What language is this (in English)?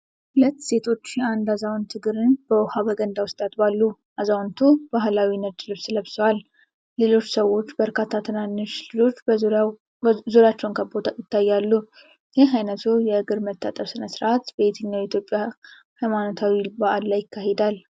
Amharic